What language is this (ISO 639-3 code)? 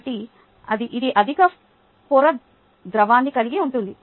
tel